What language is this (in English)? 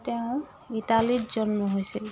Assamese